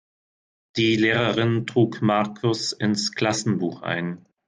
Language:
German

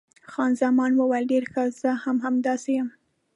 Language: Pashto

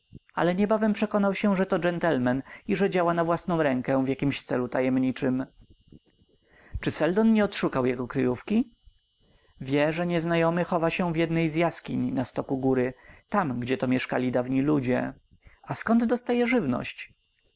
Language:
Polish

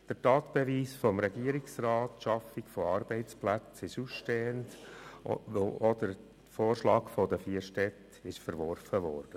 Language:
Swiss German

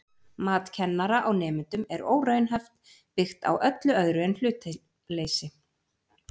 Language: Icelandic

